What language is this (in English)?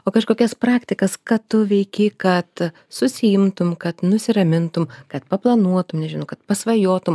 Lithuanian